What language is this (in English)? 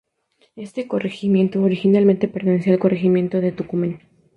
Spanish